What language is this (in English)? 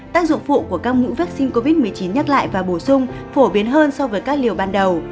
Vietnamese